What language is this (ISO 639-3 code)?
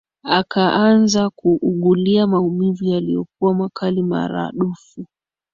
swa